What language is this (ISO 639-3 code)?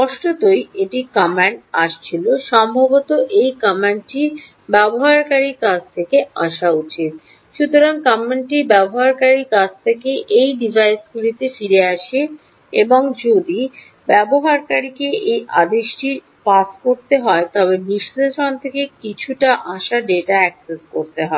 ben